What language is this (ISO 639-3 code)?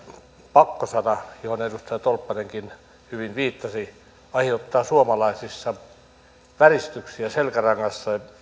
fin